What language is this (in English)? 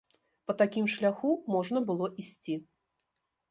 Belarusian